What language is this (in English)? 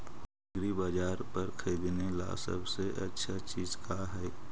Magahi